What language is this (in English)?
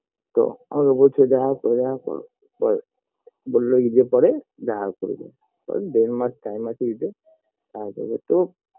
Bangla